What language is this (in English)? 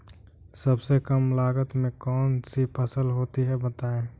Hindi